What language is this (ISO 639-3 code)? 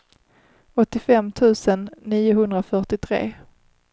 swe